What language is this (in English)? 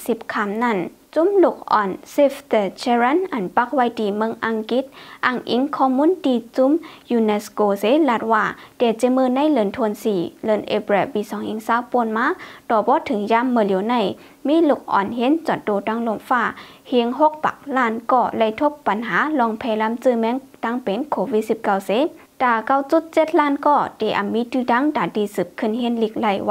Thai